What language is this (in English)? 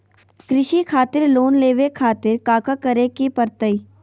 Magahi